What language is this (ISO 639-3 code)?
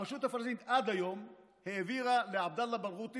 heb